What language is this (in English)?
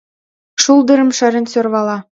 Mari